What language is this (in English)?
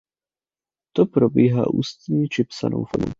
Czech